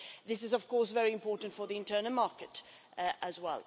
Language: English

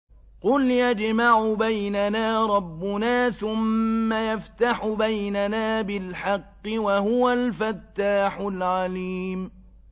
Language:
Arabic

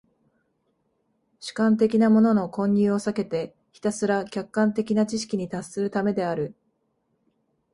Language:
Japanese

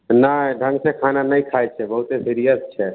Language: Maithili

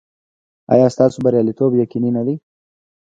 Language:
Pashto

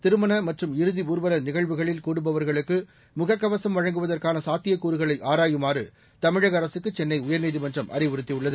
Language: Tamil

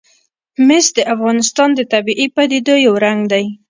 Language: Pashto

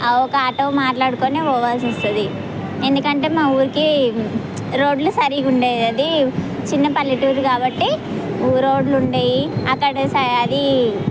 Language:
Telugu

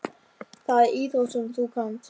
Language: Icelandic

